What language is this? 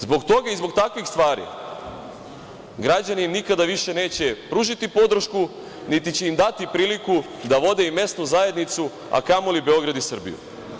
Serbian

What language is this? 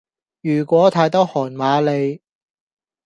Cantonese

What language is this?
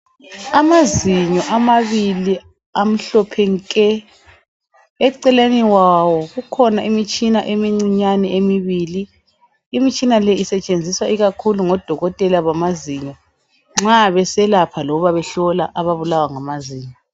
North Ndebele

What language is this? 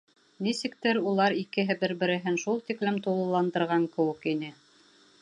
Bashkir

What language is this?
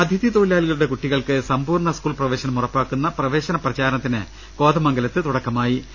Malayalam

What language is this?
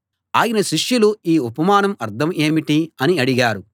Telugu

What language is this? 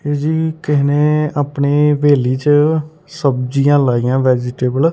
Punjabi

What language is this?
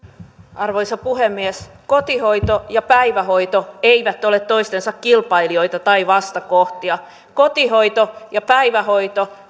Finnish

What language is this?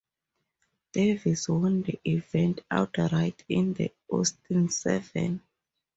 English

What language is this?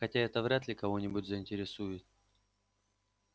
Russian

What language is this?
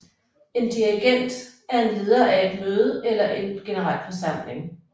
Danish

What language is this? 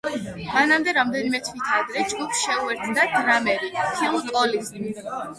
Georgian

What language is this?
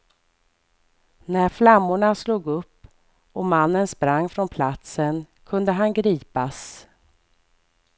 Swedish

